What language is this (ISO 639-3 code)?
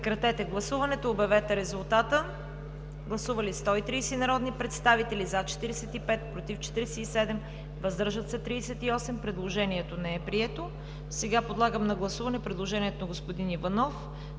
bul